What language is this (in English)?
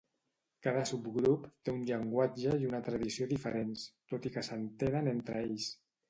Catalan